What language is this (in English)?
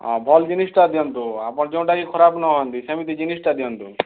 Odia